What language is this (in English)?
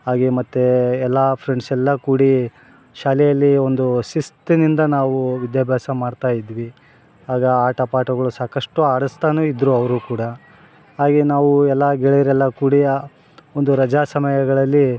Kannada